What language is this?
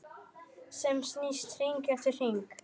Icelandic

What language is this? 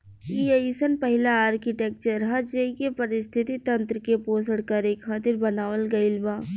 Bhojpuri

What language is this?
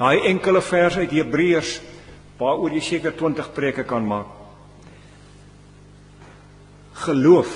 Dutch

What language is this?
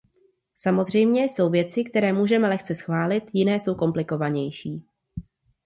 Czech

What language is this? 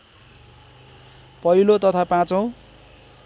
Nepali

